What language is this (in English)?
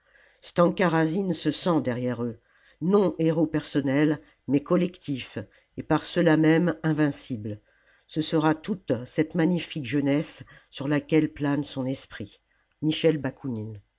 French